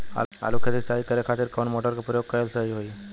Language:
Bhojpuri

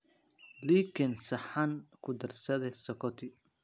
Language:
Somali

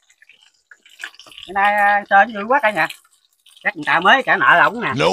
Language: Vietnamese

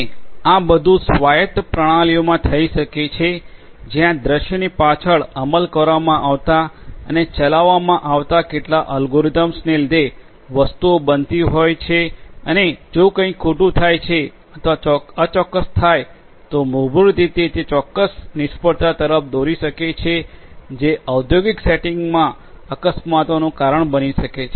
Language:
Gujarati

